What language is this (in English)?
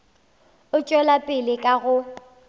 Northern Sotho